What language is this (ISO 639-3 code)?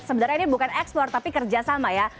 ind